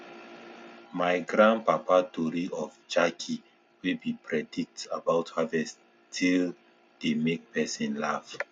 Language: Nigerian Pidgin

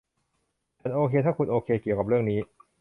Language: Thai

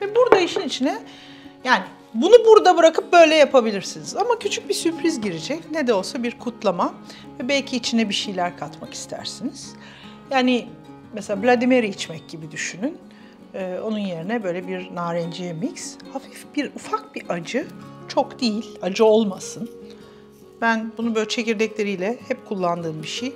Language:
Turkish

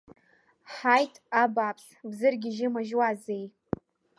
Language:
Abkhazian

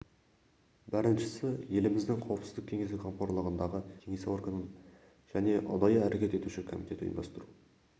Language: Kazakh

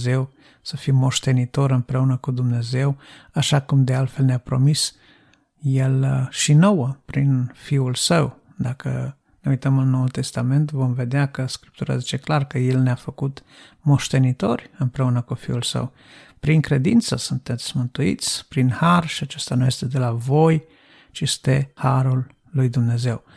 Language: Romanian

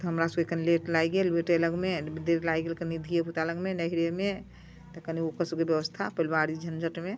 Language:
Maithili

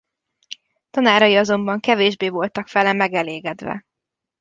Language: Hungarian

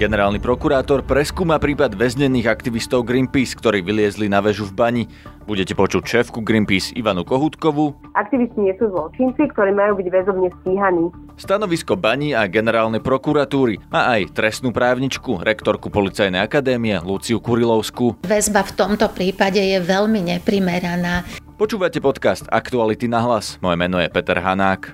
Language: Slovak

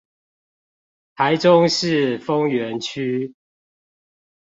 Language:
Chinese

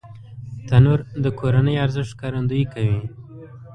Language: Pashto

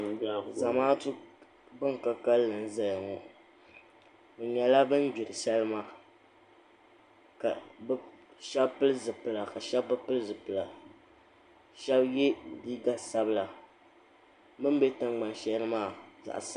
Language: Dagbani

